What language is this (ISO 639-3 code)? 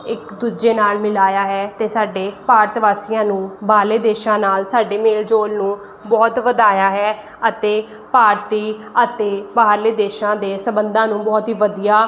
pan